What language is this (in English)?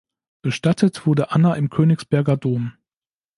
German